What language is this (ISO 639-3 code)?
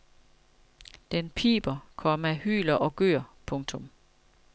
dan